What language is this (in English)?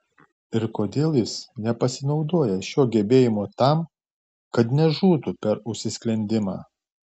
Lithuanian